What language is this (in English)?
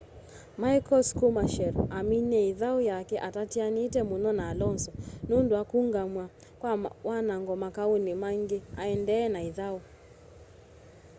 Kamba